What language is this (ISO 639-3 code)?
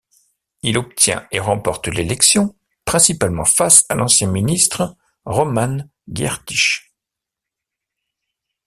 fra